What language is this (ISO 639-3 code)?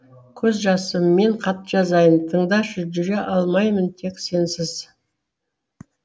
kaz